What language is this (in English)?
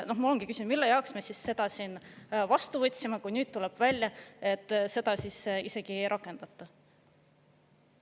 Estonian